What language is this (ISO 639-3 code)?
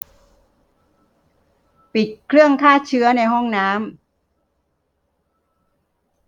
tha